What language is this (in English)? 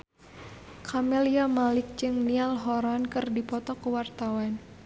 Sundanese